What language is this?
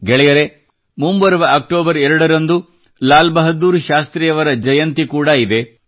Kannada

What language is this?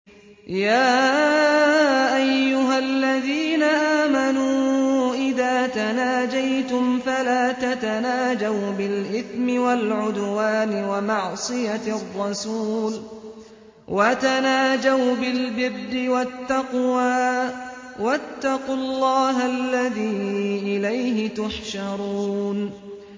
Arabic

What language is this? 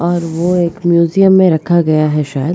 Hindi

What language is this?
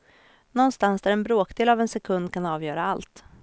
Swedish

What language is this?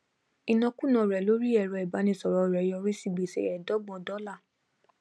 Yoruba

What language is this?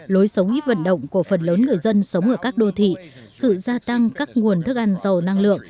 Vietnamese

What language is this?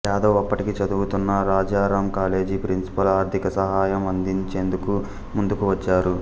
Telugu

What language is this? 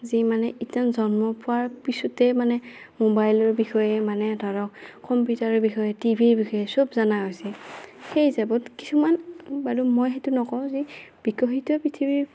Assamese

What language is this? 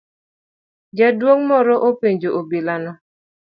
Luo (Kenya and Tanzania)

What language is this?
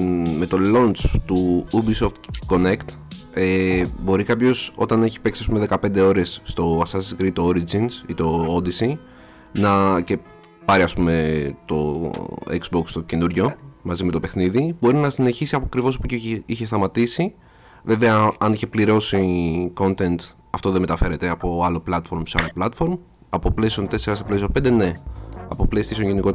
Greek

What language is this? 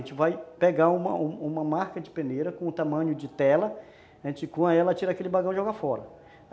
Portuguese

